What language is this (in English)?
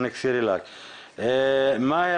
Hebrew